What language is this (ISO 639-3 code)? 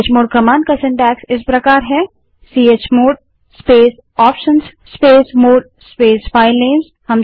hin